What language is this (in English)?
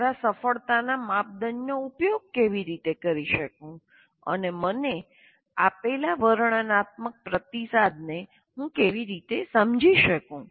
Gujarati